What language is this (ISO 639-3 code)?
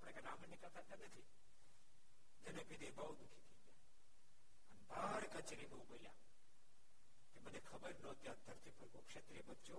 guj